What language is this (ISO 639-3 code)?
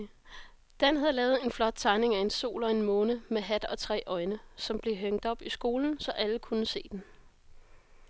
dan